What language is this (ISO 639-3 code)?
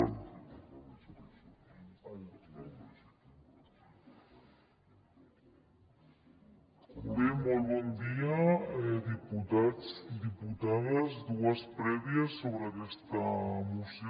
cat